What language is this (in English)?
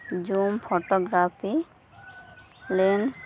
Santali